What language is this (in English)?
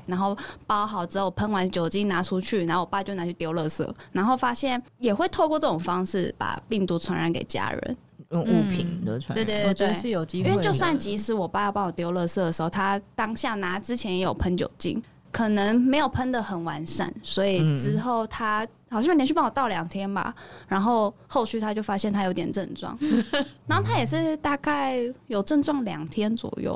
Chinese